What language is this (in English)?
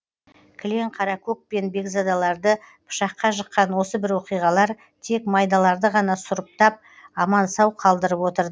Kazakh